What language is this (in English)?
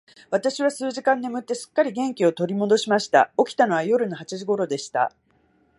Japanese